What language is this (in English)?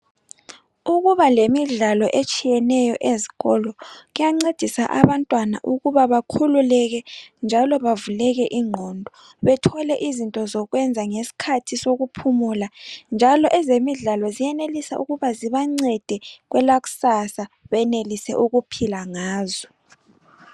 North Ndebele